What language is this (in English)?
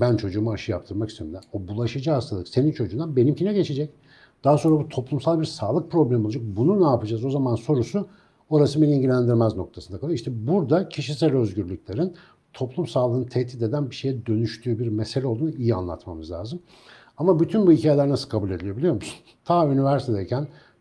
Turkish